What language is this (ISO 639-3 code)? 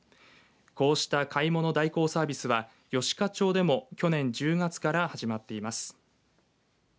jpn